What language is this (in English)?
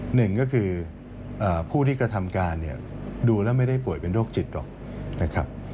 Thai